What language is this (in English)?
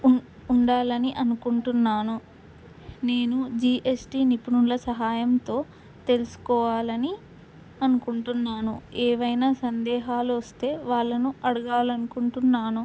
Telugu